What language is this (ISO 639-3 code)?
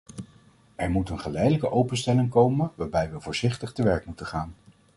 nld